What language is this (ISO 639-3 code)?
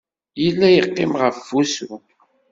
kab